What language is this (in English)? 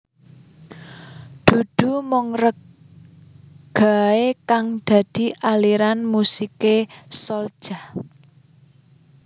Javanese